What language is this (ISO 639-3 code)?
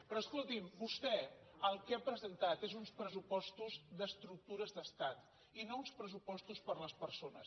cat